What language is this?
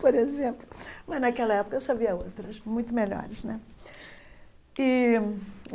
Portuguese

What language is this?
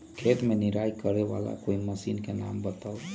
Magahi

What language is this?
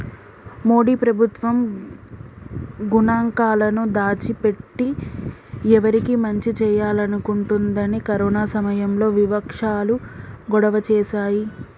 Telugu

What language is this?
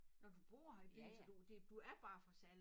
Danish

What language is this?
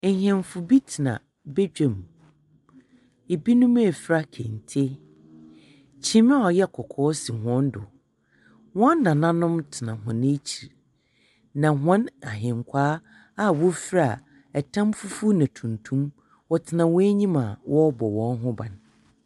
Akan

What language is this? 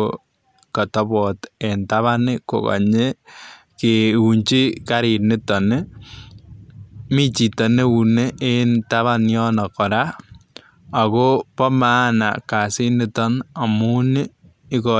Kalenjin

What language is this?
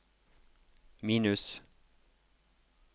Norwegian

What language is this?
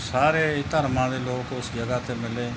Punjabi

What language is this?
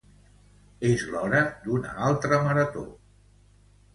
Catalan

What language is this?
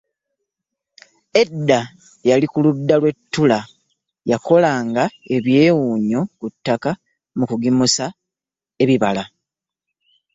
Ganda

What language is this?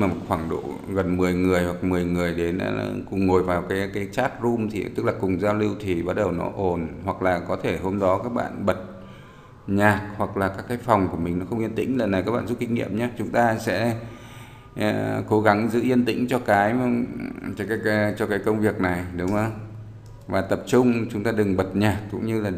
Vietnamese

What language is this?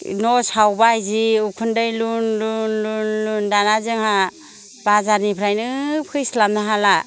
Bodo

